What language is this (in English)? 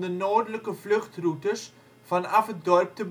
Dutch